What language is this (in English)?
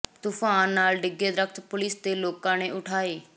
Punjabi